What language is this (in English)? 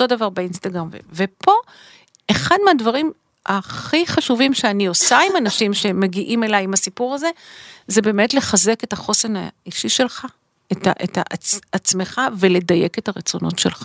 Hebrew